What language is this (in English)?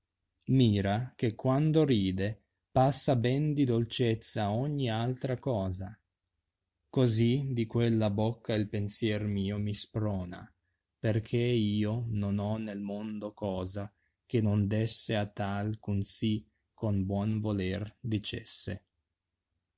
Italian